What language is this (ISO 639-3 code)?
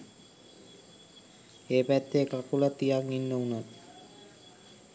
sin